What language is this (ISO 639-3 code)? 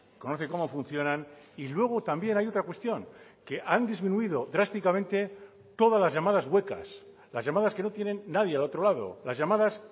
spa